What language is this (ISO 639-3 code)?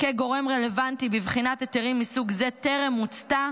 heb